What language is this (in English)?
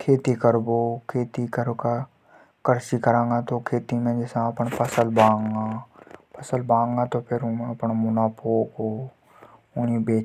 Hadothi